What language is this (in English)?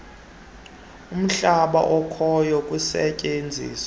Xhosa